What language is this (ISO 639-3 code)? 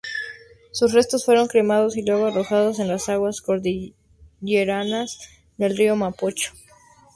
spa